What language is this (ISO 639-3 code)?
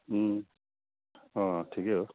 nep